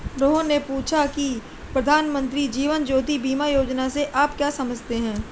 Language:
Hindi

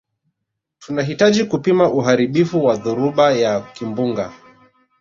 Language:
Swahili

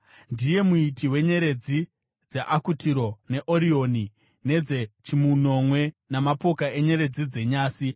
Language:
Shona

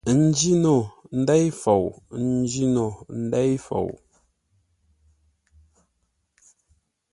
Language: Ngombale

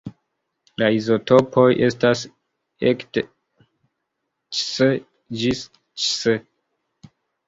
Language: Esperanto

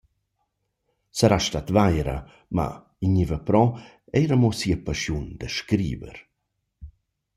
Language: Romansh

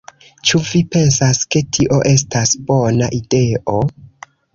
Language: Esperanto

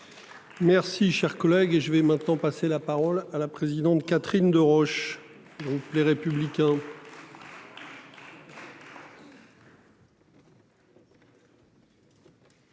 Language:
French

